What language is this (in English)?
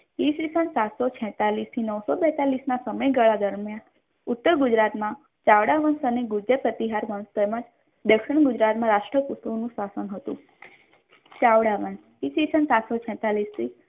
Gujarati